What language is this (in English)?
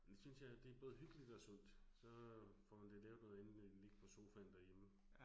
Danish